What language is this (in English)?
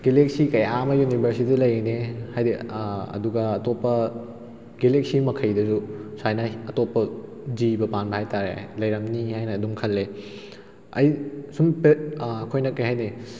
Manipuri